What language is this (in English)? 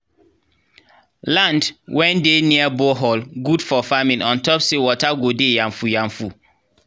Nigerian Pidgin